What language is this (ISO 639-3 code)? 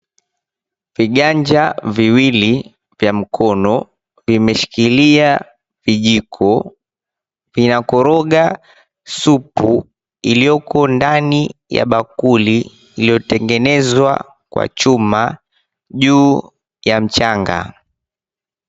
swa